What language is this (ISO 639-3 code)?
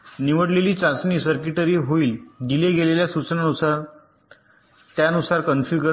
mar